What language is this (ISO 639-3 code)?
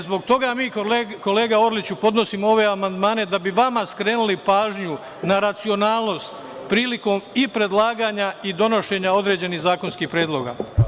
srp